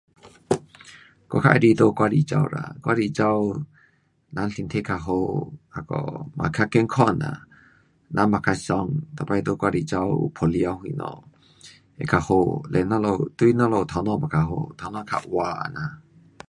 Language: Pu-Xian Chinese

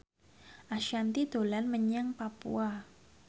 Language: Javanese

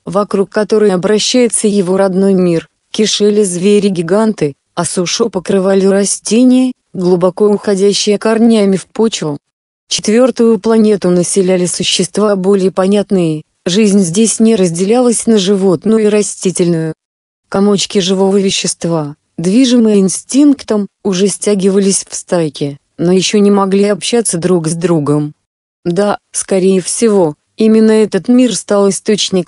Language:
Russian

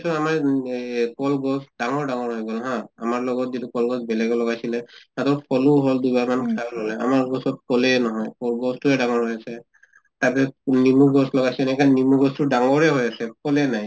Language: Assamese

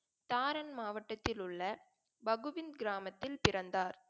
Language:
Tamil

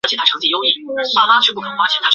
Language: Chinese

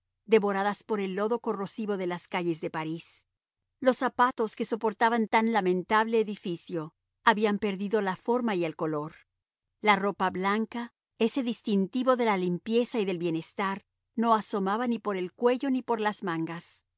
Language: Spanish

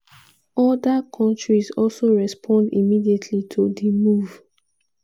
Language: Nigerian Pidgin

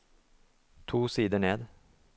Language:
Norwegian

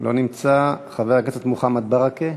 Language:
Hebrew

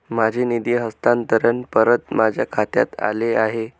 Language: Marathi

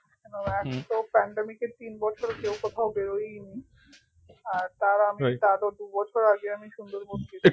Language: Bangla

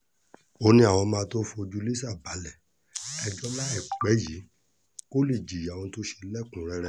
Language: Yoruba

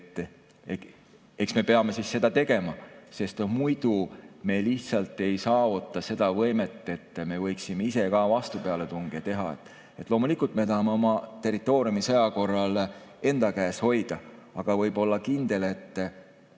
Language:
Estonian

